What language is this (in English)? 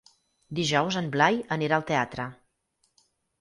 Catalan